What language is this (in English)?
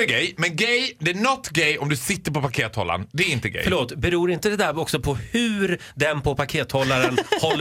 Swedish